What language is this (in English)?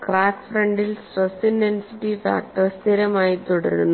Malayalam